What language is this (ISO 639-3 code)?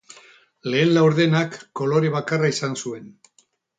eus